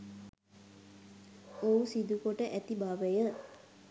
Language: Sinhala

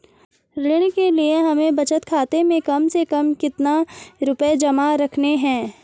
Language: Hindi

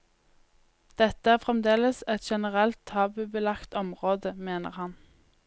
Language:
Norwegian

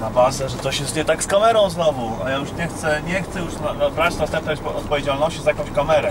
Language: Polish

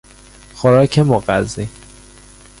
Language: Persian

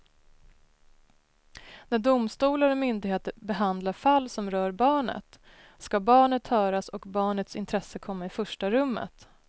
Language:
Swedish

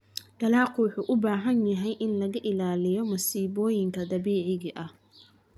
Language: Somali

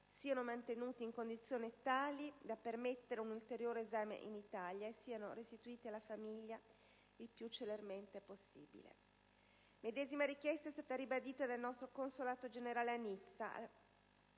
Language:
Italian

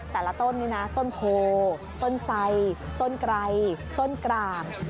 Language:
Thai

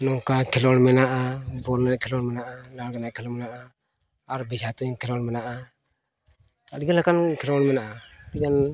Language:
Santali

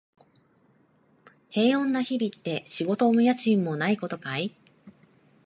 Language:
Japanese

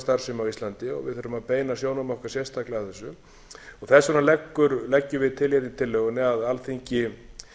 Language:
Icelandic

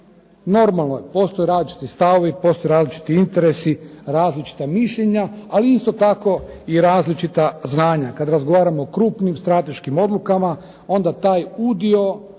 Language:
Croatian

